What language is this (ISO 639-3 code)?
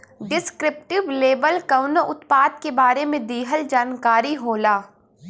bho